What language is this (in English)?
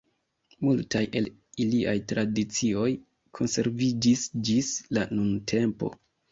Esperanto